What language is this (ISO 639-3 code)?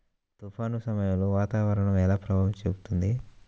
tel